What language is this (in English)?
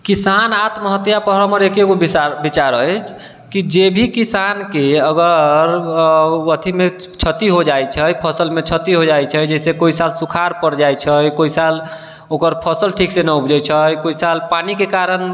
Maithili